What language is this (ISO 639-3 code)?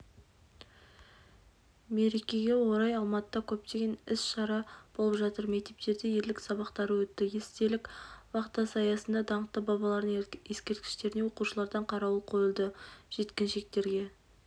kaz